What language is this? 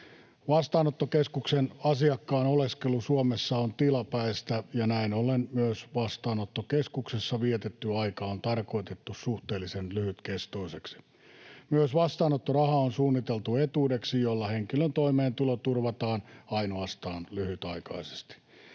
Finnish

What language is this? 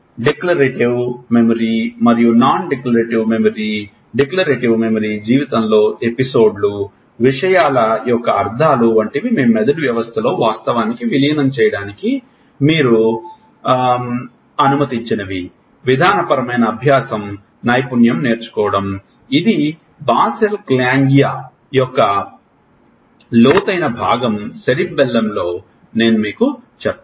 Telugu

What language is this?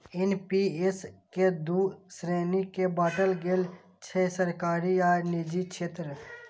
Maithili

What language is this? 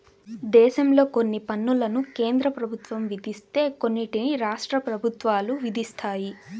Telugu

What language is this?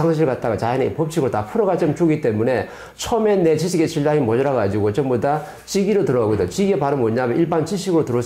Korean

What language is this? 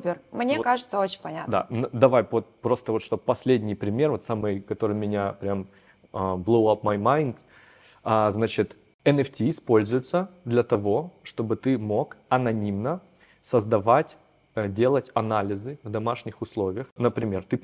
Russian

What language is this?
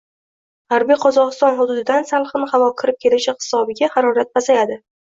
Uzbek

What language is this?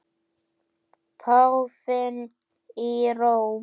Icelandic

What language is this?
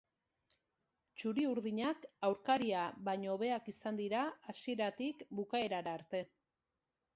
Basque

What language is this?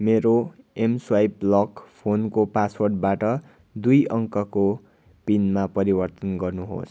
Nepali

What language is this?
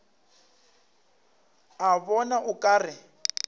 Northern Sotho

